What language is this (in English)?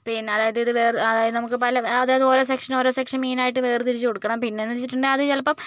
Malayalam